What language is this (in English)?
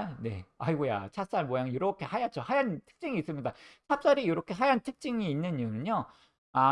Korean